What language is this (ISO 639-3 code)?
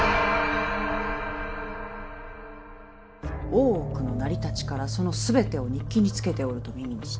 jpn